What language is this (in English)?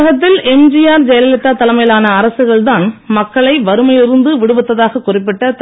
Tamil